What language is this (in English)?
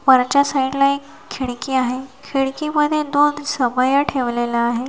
Marathi